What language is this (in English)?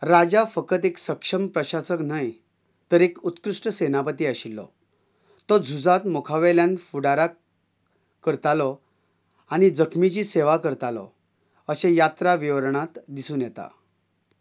Konkani